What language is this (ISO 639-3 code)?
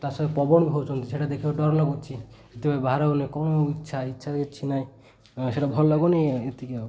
ori